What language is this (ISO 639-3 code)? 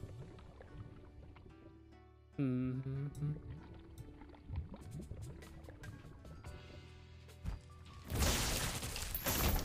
spa